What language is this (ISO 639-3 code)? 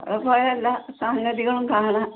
mal